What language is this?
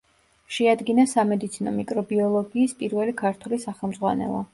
Georgian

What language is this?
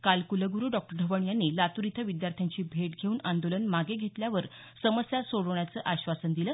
Marathi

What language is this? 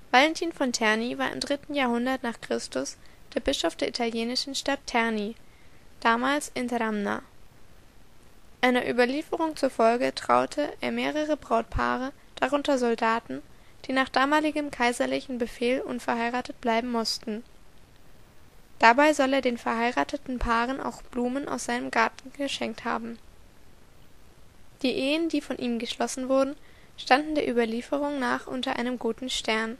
German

